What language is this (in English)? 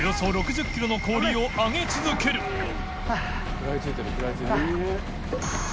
Japanese